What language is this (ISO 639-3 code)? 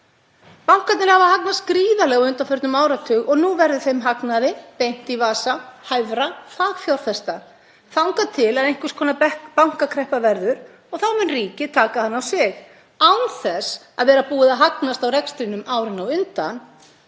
isl